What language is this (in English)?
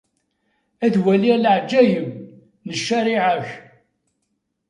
Kabyle